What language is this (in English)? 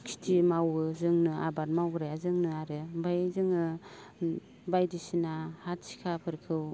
Bodo